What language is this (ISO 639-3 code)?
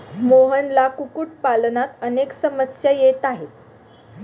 mar